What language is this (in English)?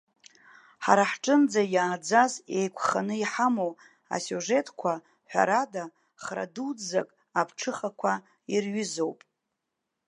Abkhazian